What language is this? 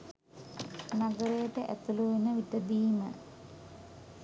Sinhala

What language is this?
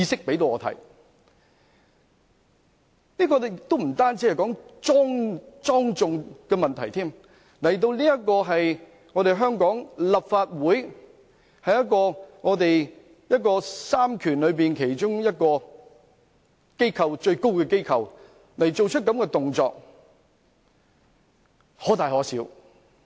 Cantonese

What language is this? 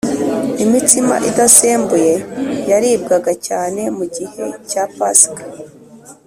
Kinyarwanda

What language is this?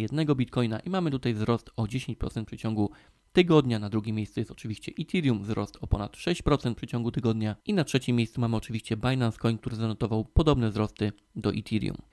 Polish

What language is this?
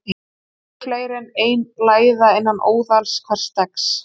Icelandic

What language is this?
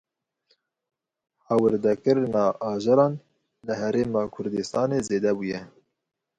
Kurdish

